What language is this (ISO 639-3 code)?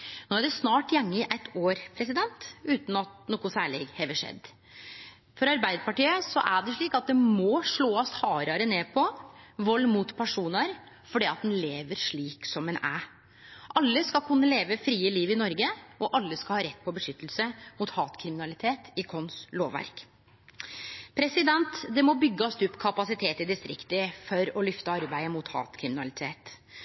nno